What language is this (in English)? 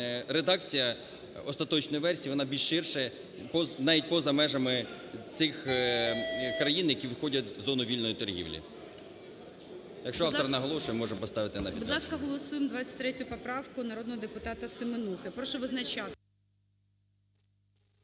Ukrainian